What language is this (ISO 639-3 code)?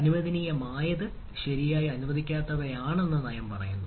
mal